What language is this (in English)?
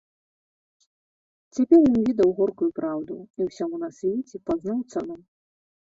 Belarusian